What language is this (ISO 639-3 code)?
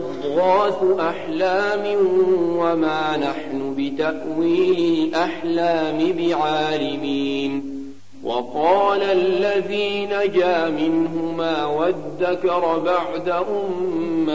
ara